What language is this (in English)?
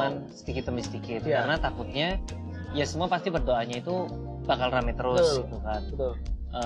Indonesian